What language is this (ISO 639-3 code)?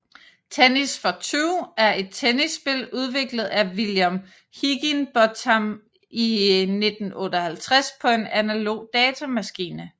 dan